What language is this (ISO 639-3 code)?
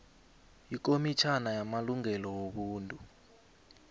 nbl